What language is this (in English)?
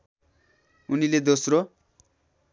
Nepali